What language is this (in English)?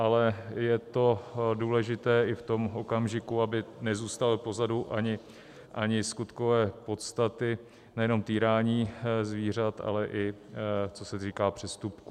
Czech